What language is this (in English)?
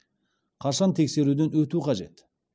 Kazakh